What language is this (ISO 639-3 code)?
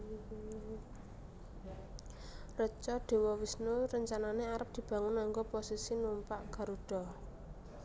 jav